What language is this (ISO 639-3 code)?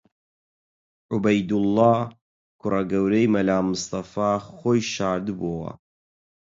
ckb